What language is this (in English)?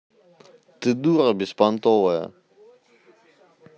Russian